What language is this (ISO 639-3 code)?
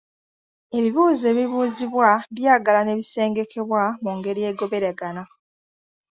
lug